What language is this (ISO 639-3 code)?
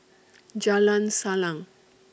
eng